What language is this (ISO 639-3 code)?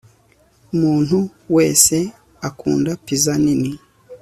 kin